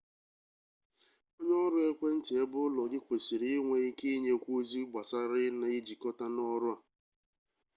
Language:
Igbo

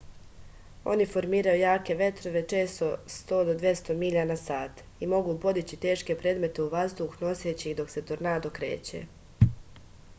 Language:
Serbian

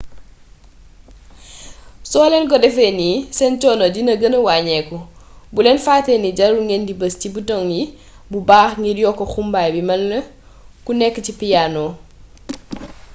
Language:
Wolof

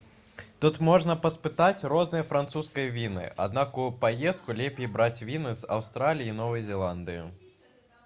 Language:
Belarusian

